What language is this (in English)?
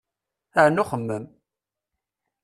Kabyle